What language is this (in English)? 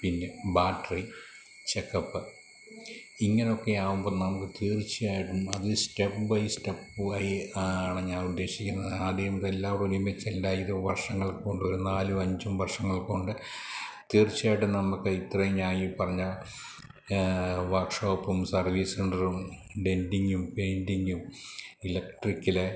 Malayalam